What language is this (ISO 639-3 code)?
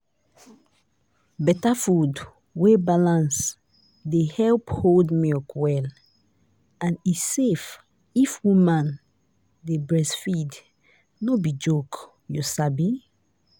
pcm